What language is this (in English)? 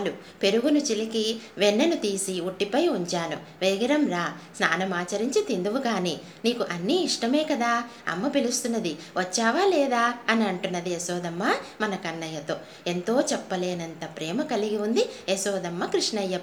Telugu